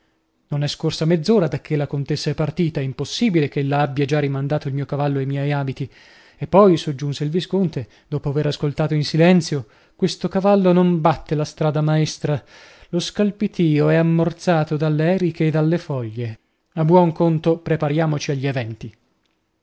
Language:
Italian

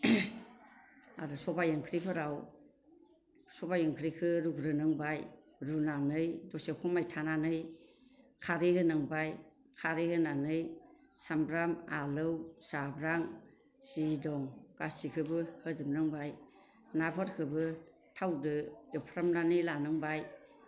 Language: Bodo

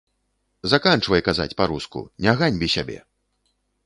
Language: Belarusian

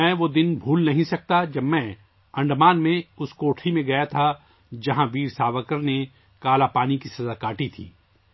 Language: Urdu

